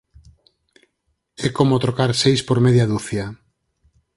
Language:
Galician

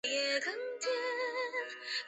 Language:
Chinese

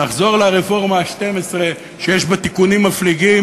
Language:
Hebrew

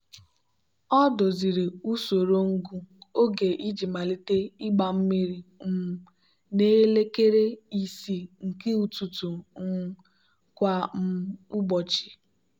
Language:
Igbo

